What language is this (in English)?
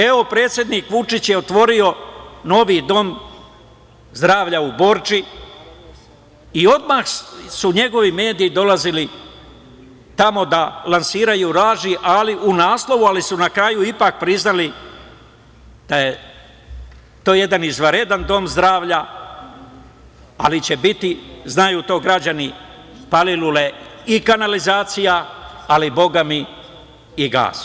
Serbian